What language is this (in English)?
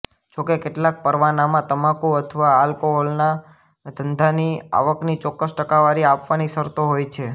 Gujarati